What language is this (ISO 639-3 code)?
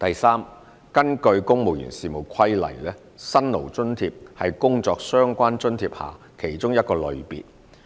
yue